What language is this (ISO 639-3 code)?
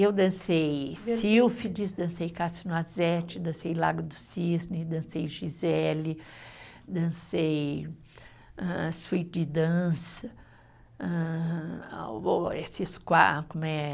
por